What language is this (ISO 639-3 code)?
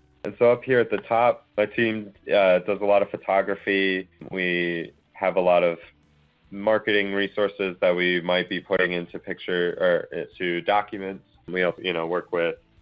eng